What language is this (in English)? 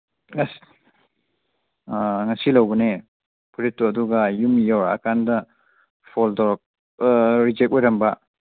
Manipuri